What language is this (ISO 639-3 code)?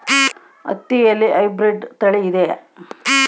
kan